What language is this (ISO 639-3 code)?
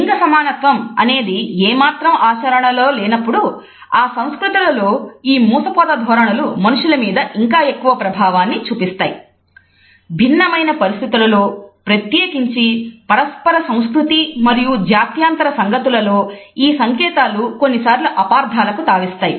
tel